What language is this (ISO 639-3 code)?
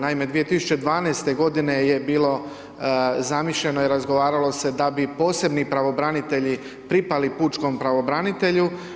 hrv